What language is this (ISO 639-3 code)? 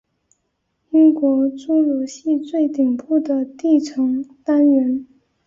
zho